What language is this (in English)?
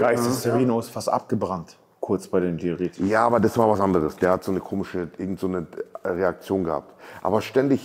German